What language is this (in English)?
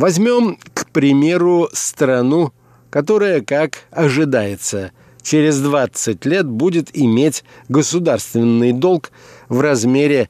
Russian